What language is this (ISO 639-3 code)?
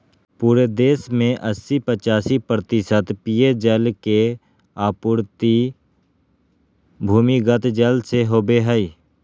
mag